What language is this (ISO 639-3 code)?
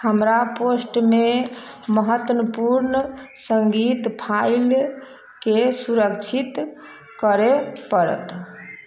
mai